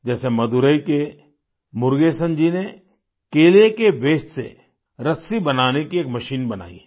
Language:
Hindi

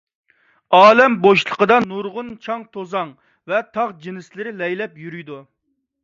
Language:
Uyghur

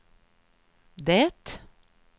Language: Swedish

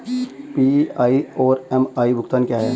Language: Hindi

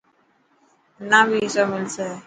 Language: Dhatki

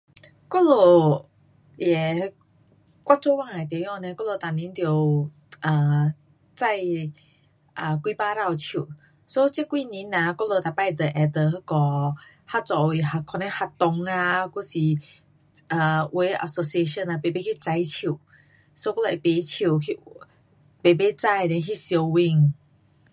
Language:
Pu-Xian Chinese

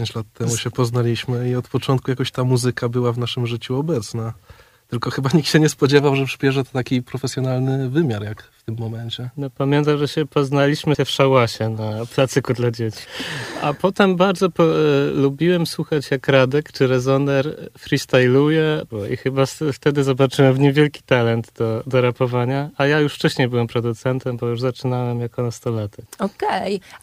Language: Polish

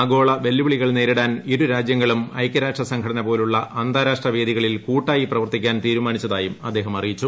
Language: Malayalam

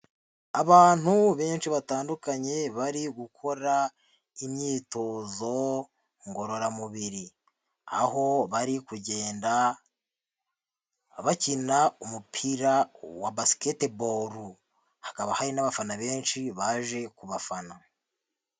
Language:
Kinyarwanda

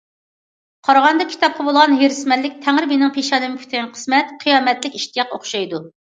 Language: Uyghur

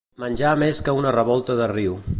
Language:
Catalan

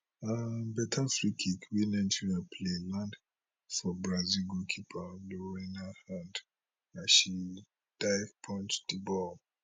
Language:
Nigerian Pidgin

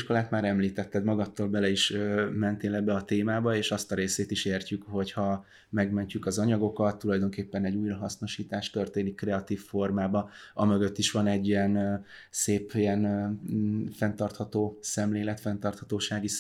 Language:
Hungarian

